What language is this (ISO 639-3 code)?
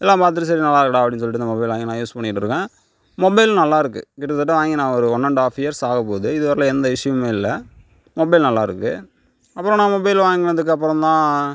tam